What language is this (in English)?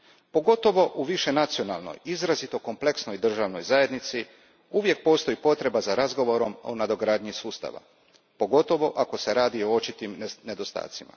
Croatian